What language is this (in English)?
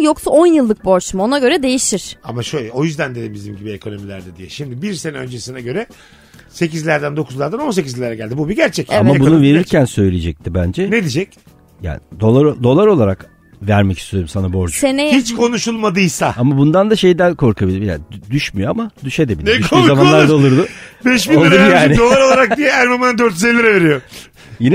Turkish